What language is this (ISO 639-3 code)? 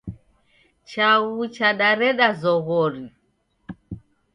dav